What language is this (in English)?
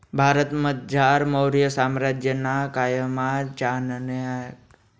Marathi